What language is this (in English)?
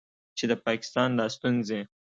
Pashto